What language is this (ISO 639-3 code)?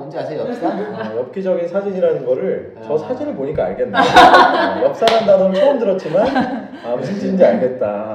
kor